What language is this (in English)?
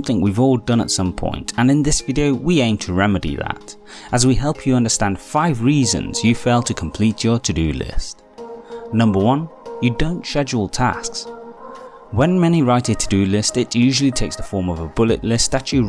English